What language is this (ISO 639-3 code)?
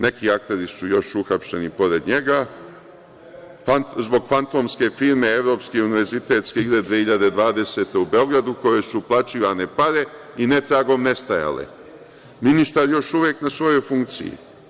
srp